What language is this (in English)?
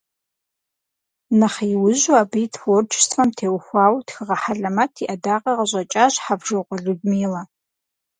Kabardian